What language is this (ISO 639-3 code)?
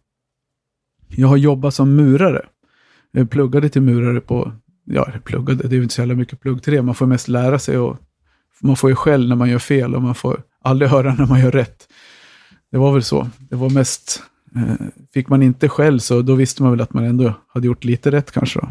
swe